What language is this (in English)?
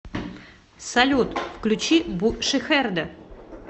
Russian